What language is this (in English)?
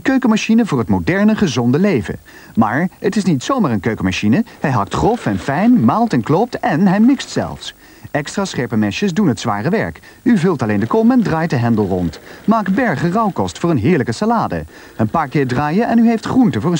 Dutch